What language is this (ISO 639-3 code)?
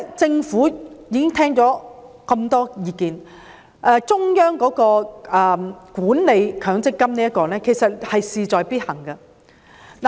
yue